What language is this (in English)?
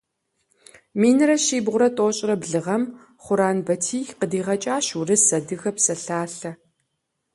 Kabardian